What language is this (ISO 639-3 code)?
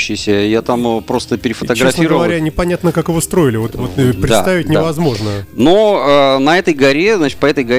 rus